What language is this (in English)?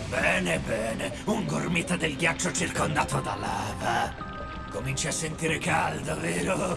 Italian